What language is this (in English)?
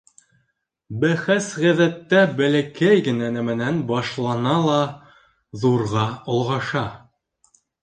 Bashkir